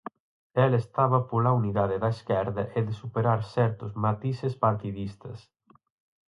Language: Galician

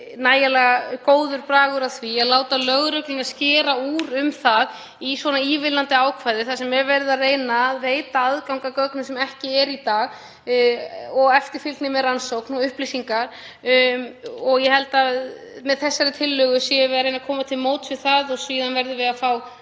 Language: Icelandic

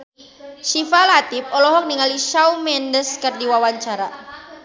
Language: Sundanese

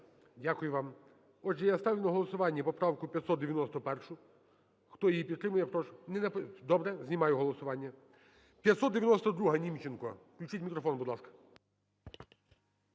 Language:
Ukrainian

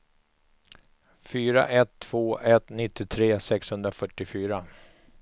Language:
Swedish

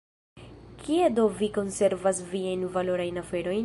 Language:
Esperanto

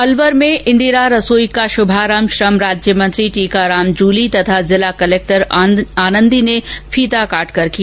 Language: Hindi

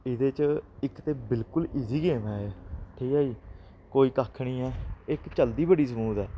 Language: Dogri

